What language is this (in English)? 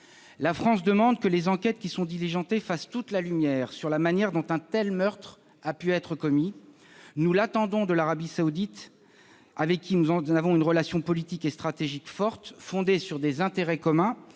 French